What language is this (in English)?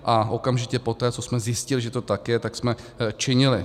Czech